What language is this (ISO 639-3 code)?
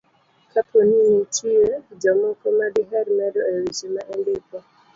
luo